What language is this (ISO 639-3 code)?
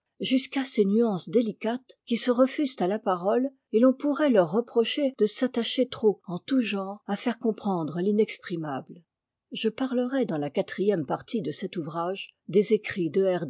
fra